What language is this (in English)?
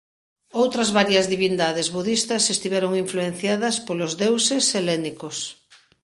Galician